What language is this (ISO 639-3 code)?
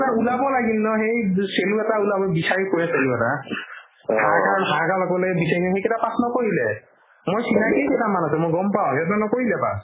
asm